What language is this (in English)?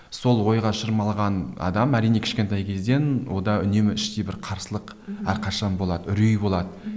Kazakh